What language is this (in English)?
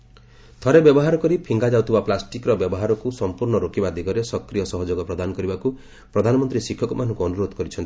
Odia